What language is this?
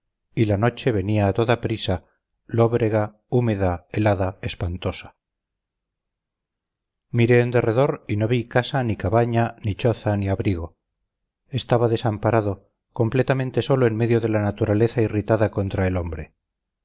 Spanish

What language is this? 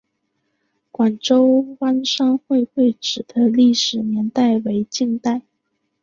Chinese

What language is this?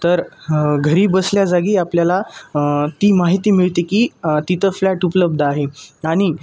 Marathi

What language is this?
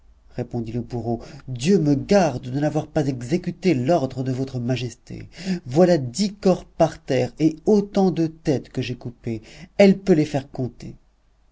French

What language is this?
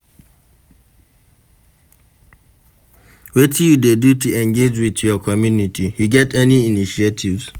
Nigerian Pidgin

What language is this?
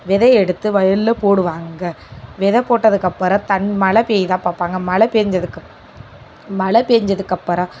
Tamil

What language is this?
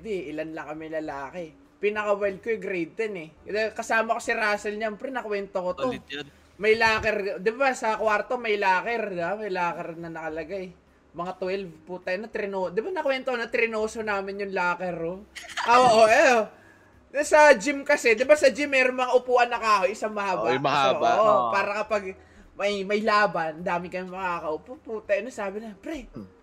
Filipino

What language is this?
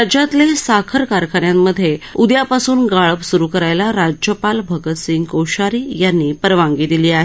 Marathi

